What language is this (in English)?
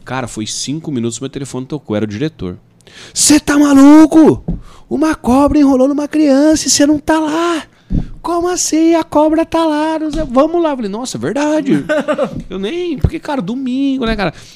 Portuguese